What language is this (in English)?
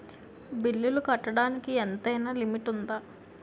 Telugu